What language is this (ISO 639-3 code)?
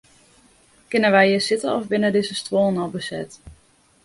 fry